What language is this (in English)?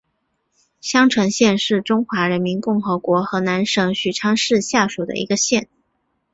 Chinese